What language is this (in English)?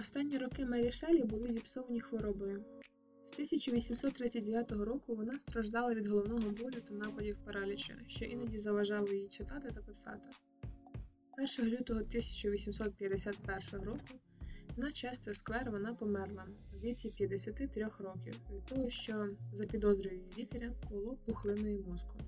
Ukrainian